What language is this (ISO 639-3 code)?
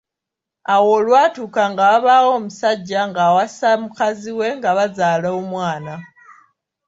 lug